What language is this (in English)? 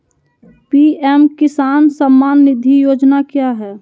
Magahi